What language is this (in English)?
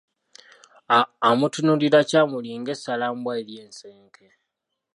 Ganda